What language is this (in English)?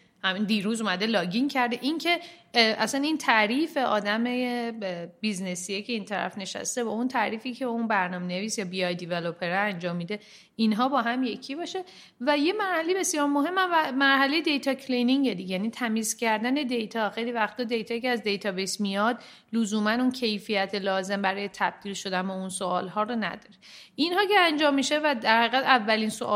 Persian